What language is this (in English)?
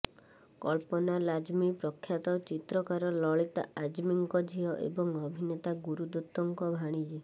Odia